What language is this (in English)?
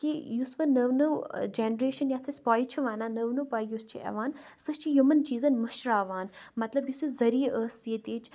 Kashmiri